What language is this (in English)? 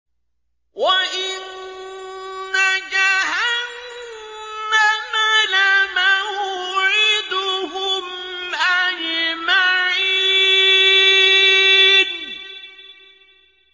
Arabic